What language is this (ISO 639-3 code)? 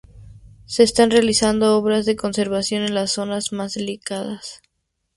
spa